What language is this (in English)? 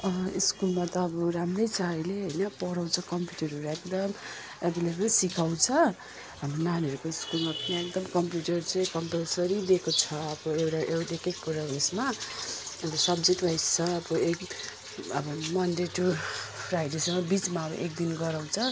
Nepali